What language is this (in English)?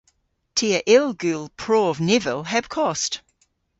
Cornish